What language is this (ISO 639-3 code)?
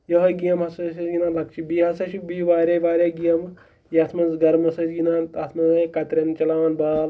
kas